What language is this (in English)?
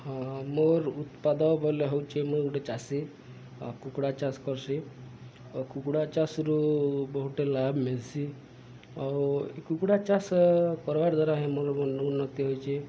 Odia